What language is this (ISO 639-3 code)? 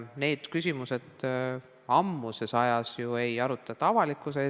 est